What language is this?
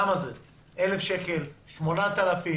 Hebrew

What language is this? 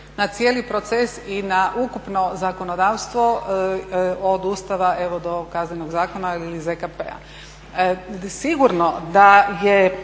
Croatian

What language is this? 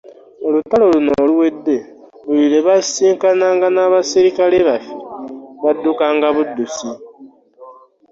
Ganda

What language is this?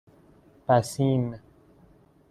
Persian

